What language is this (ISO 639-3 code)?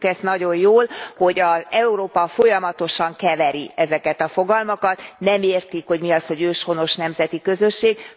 hun